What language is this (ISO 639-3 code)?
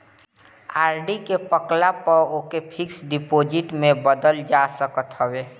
bho